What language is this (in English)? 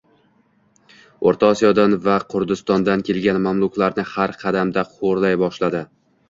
Uzbek